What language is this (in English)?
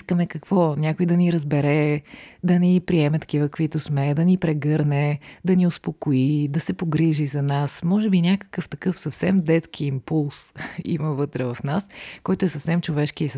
Bulgarian